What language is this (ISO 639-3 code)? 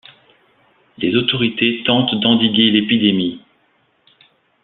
fra